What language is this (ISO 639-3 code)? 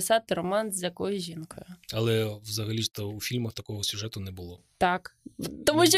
ukr